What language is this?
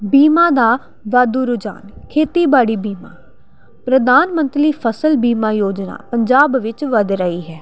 Punjabi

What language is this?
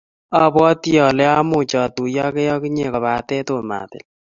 Kalenjin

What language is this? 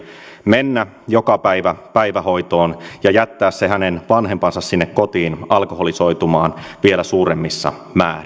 Finnish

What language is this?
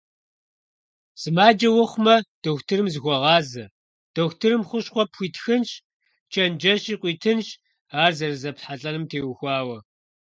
Kabardian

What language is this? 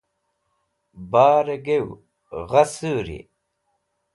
Wakhi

